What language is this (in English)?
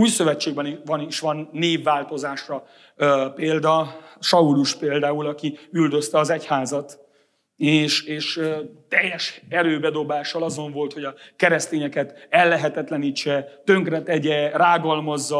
Hungarian